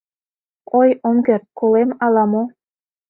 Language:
Mari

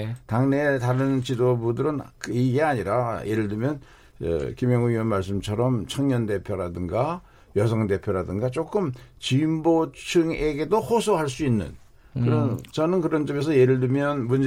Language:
Korean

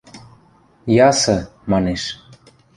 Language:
Western Mari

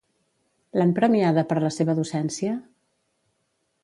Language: Catalan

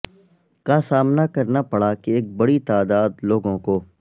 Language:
Urdu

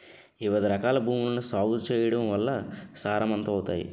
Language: Telugu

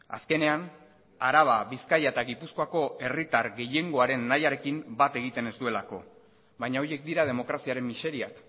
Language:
Basque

